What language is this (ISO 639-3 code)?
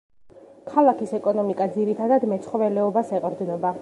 kat